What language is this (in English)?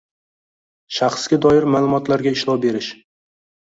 Uzbek